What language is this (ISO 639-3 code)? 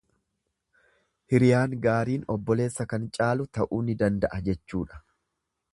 orm